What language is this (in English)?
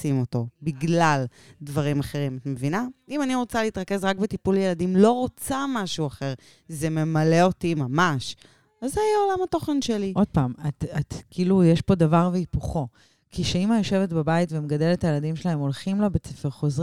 Hebrew